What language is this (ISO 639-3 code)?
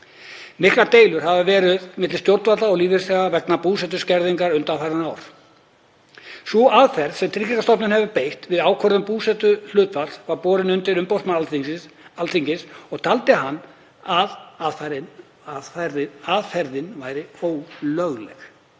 isl